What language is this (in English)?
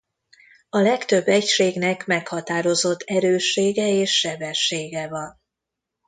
Hungarian